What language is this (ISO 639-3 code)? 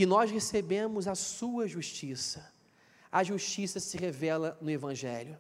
por